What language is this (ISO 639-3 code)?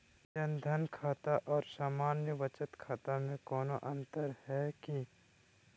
mag